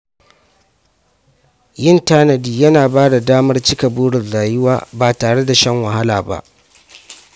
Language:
Hausa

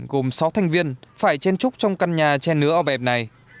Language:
Vietnamese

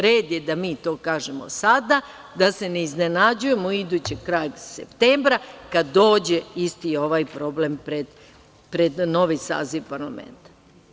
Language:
Serbian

